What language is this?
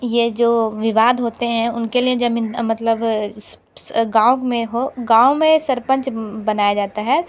Hindi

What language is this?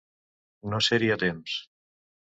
Catalan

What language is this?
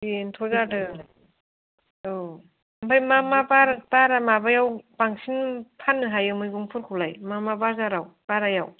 Bodo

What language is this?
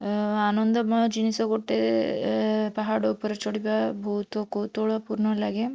Odia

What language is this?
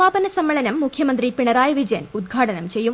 Malayalam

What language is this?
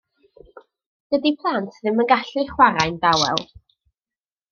Welsh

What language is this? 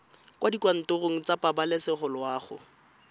Tswana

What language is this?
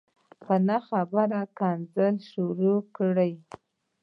Pashto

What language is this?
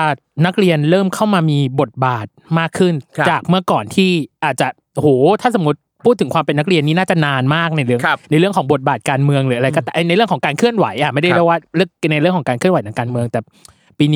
Thai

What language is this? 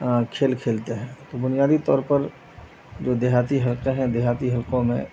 Urdu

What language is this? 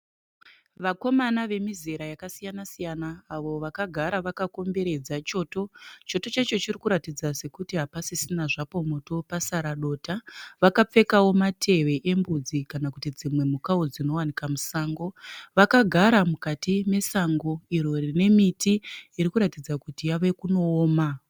Shona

